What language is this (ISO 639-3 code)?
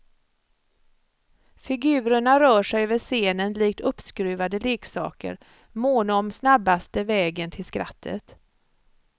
swe